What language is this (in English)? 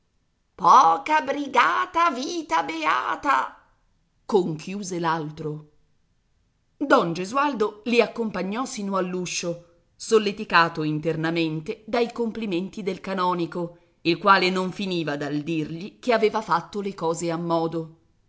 Italian